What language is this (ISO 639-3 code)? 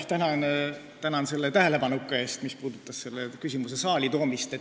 est